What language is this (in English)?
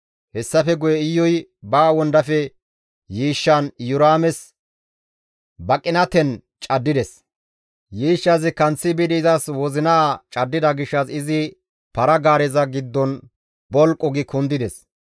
Gamo